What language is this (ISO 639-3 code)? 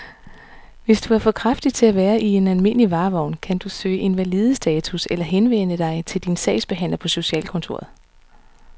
dan